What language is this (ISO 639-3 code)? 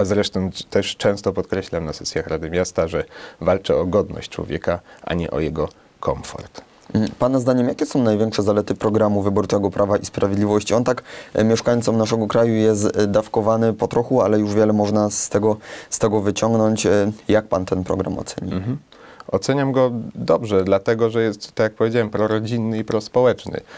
pol